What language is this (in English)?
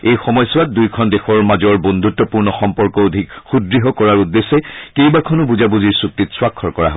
Assamese